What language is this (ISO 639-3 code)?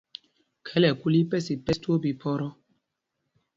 mgg